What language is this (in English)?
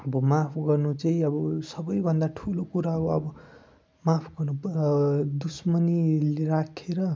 Nepali